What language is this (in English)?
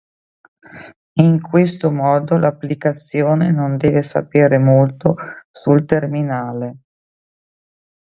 Italian